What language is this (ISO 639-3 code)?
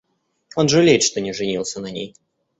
rus